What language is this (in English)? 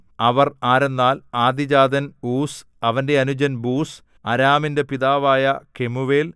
Malayalam